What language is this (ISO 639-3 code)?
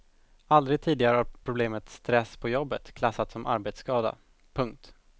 swe